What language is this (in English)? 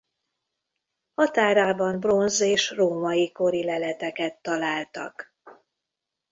Hungarian